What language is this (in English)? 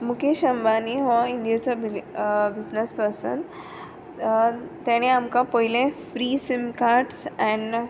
Konkani